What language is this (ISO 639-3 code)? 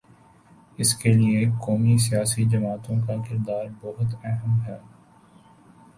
urd